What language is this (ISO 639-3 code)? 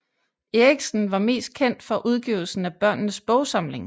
dan